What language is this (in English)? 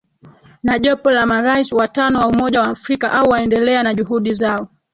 Swahili